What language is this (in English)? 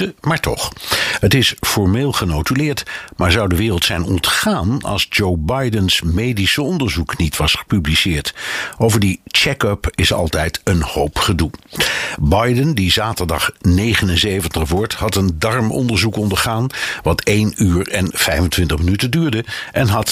Dutch